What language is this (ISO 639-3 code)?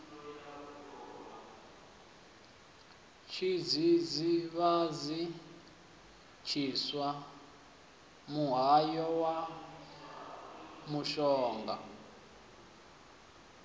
ven